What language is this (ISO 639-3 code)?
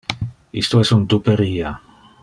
ina